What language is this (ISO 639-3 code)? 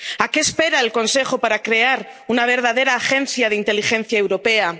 spa